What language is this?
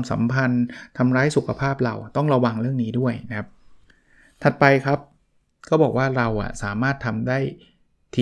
Thai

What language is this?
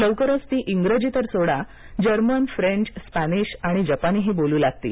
Marathi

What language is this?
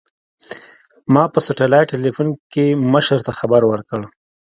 Pashto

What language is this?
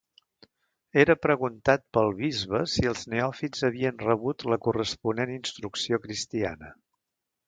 Catalan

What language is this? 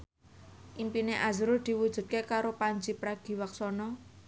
Javanese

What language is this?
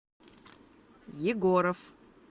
Russian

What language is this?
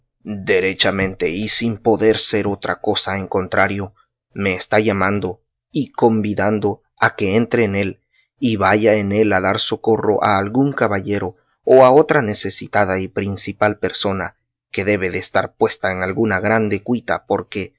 Spanish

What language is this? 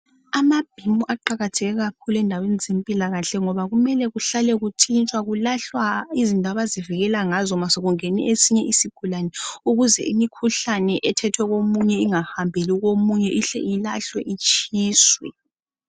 North Ndebele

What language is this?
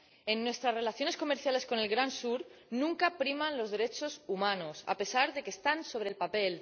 Spanish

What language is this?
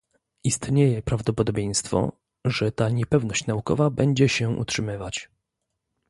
Polish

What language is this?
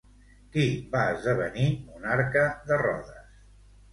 Catalan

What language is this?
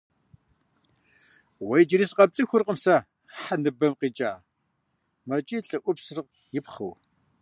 Kabardian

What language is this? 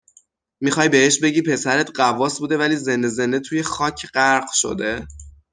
Persian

